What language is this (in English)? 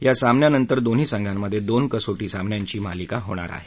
Marathi